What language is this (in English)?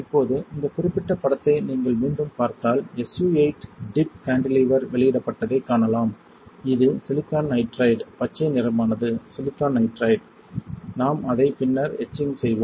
Tamil